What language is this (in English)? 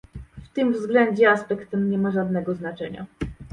Polish